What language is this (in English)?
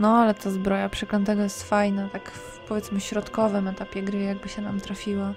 Polish